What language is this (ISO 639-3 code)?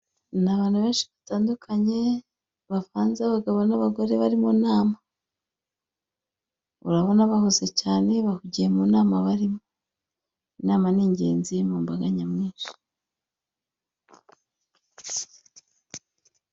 kin